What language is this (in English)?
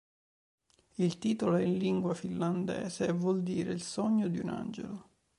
Italian